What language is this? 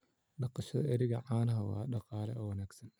Somali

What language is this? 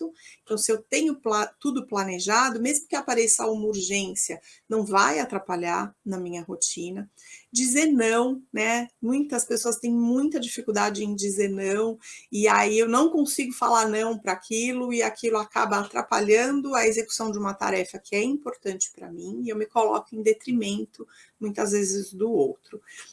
Portuguese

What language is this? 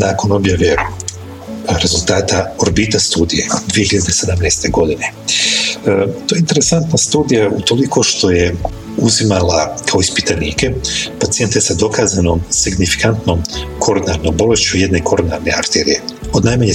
Croatian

